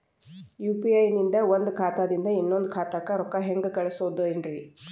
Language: Kannada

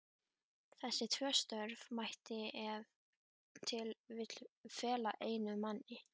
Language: Icelandic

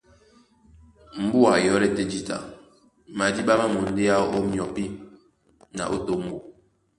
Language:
Duala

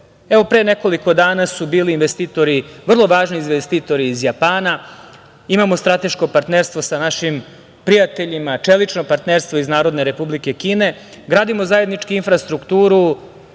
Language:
Serbian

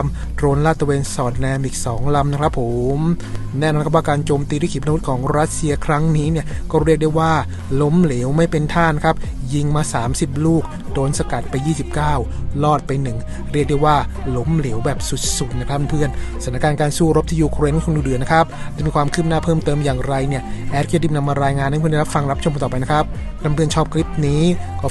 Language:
Thai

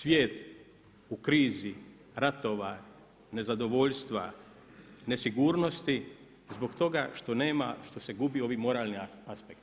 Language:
Croatian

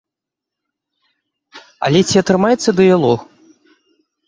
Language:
Belarusian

